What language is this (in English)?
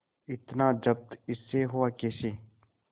Hindi